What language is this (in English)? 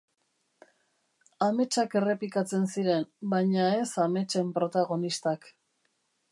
Basque